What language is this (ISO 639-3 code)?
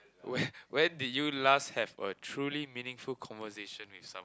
eng